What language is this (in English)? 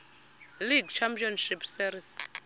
Xhosa